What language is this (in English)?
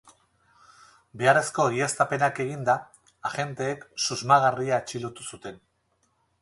Basque